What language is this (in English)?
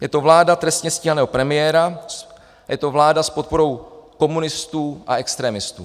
Czech